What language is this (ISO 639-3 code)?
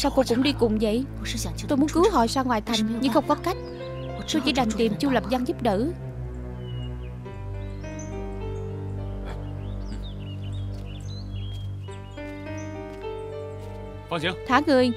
vie